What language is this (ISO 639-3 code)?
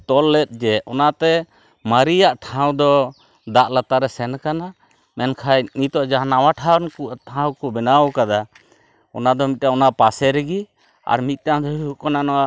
sat